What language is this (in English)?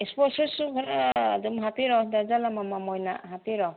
Manipuri